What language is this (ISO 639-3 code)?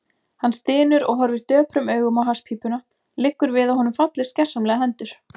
isl